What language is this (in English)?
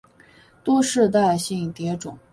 Chinese